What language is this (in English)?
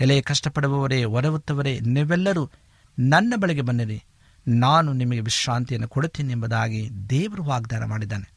Kannada